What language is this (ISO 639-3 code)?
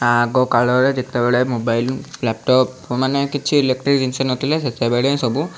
ori